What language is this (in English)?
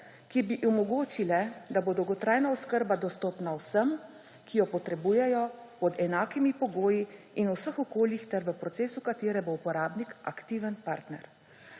Slovenian